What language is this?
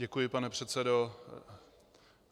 Czech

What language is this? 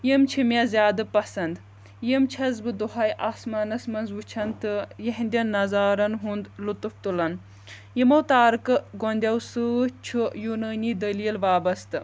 Kashmiri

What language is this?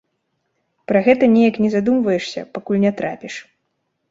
Belarusian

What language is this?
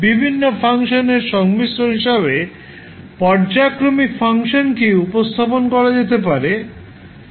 Bangla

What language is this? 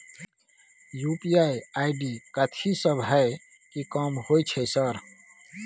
Maithili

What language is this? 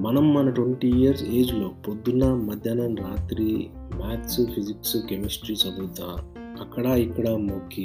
Telugu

